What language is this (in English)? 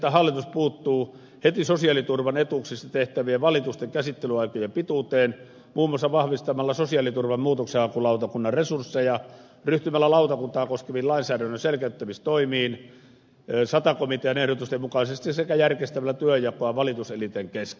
Finnish